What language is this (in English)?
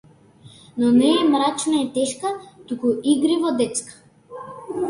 Macedonian